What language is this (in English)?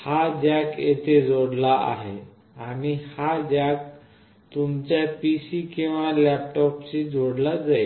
Marathi